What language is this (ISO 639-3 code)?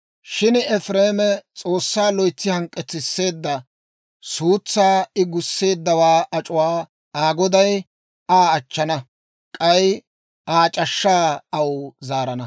dwr